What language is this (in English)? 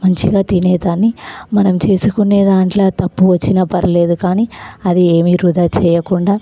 Telugu